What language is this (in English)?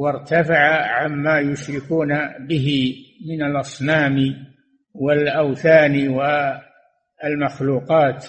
Arabic